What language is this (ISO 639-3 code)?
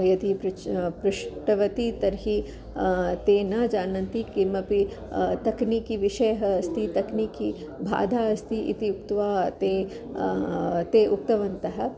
san